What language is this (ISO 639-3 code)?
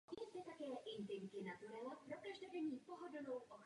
ces